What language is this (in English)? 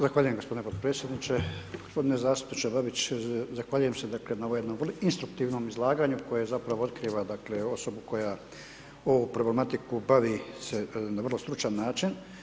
Croatian